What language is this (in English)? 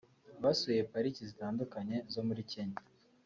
Kinyarwanda